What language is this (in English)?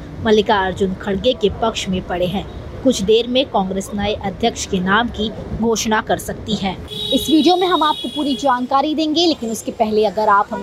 Hindi